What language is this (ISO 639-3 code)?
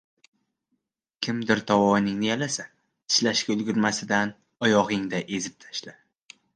uzb